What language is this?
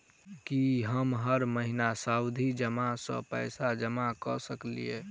Maithili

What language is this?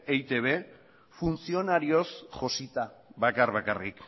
Basque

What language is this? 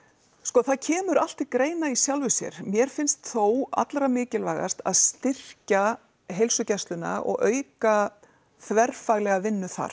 Icelandic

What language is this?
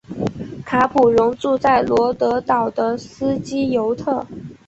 Chinese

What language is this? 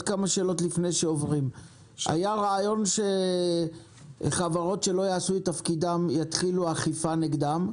Hebrew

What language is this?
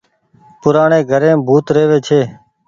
Goaria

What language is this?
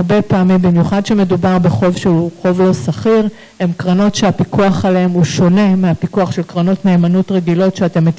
Hebrew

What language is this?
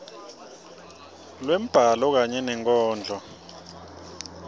Swati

